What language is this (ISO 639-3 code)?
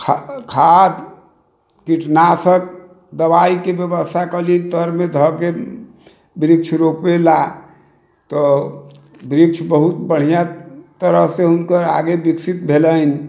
mai